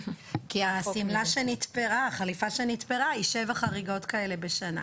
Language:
Hebrew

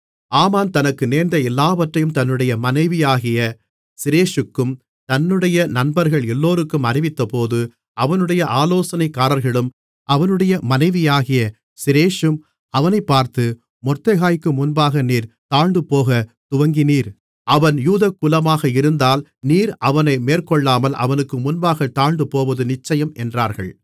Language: Tamil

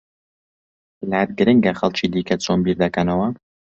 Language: Central Kurdish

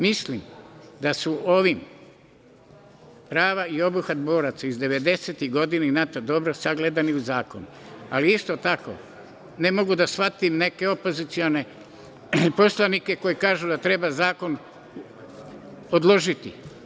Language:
Serbian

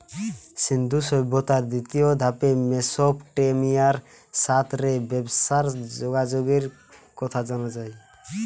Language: Bangla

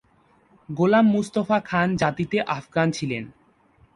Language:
Bangla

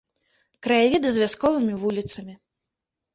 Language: Belarusian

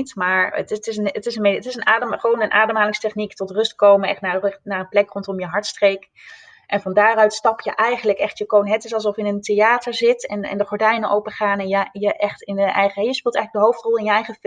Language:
Dutch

